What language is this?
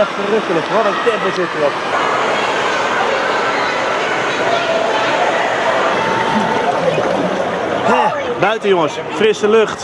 Dutch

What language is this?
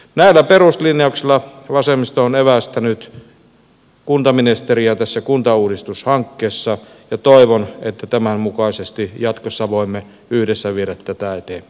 Finnish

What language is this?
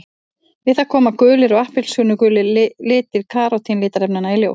Icelandic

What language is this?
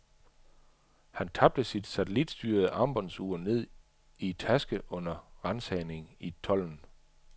Danish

